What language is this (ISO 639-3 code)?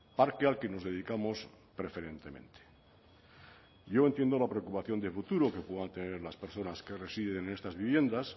spa